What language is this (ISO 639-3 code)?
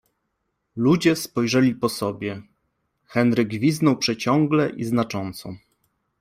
pol